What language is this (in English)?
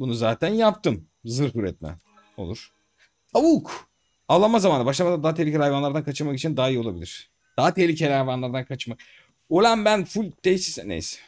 Turkish